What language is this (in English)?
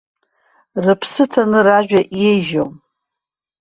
Abkhazian